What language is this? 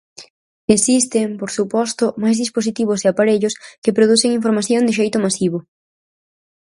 Galician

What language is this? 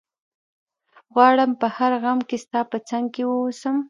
Pashto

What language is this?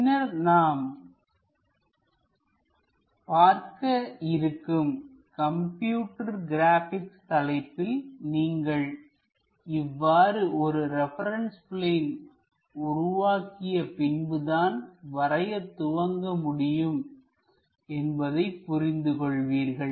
Tamil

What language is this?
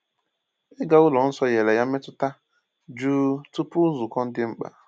Igbo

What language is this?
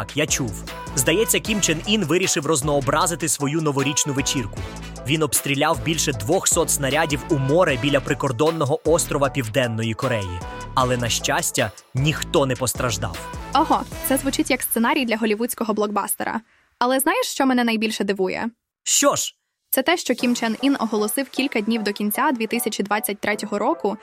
Ukrainian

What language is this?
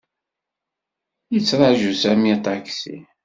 Kabyle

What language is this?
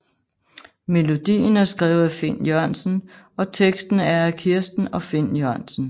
Danish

